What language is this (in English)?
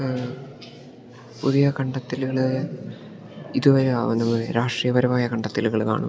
Malayalam